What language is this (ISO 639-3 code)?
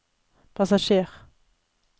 nor